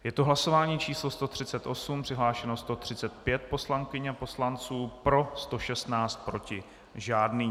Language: Czech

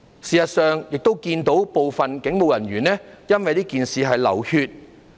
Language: Cantonese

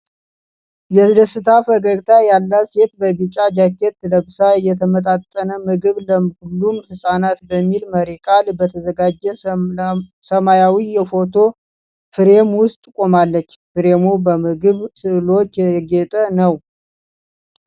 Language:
Amharic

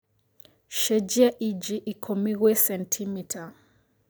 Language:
Kikuyu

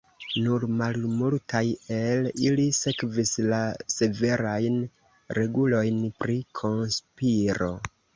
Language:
Esperanto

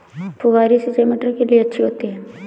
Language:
Hindi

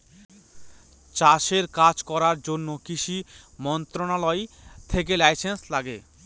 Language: Bangla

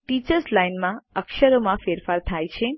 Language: Gujarati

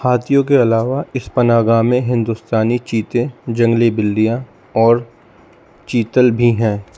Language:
Urdu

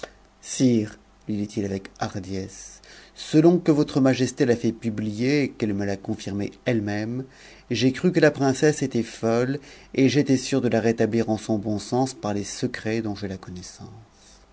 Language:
French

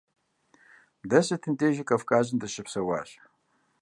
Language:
Kabardian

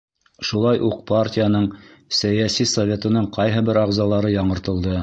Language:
Bashkir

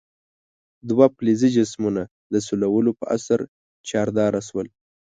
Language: Pashto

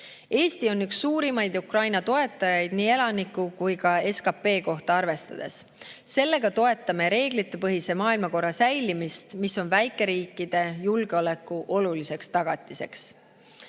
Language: Estonian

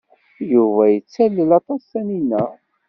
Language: Kabyle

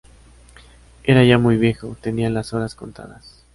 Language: Spanish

